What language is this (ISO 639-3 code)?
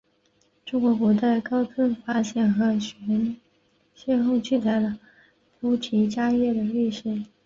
zho